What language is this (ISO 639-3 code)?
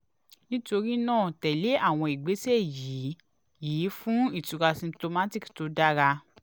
yor